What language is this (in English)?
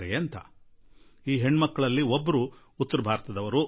Kannada